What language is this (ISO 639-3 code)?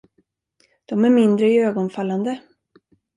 swe